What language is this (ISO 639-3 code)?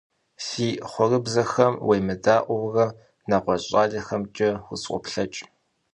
kbd